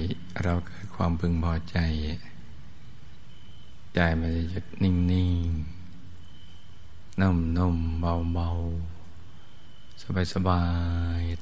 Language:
Thai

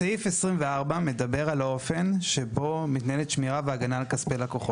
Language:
Hebrew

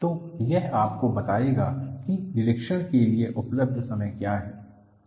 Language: Hindi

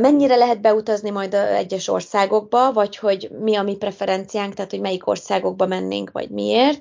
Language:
Hungarian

